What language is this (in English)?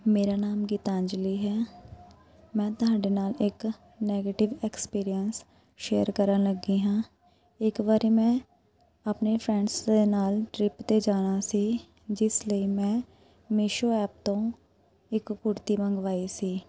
Punjabi